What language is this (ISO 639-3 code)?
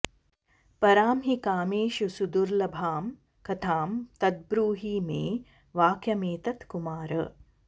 san